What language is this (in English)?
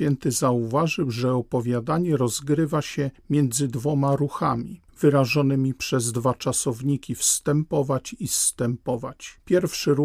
Polish